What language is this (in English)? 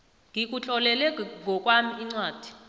South Ndebele